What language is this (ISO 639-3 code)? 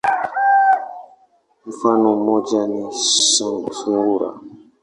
swa